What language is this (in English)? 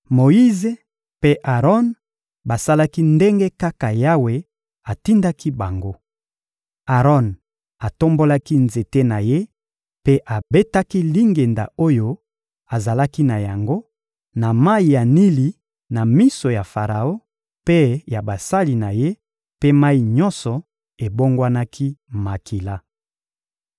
Lingala